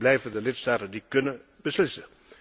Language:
Dutch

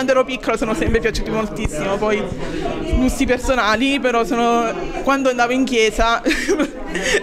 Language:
Italian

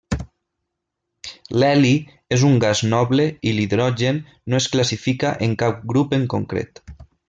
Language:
Catalan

